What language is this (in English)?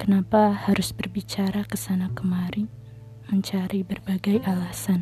Indonesian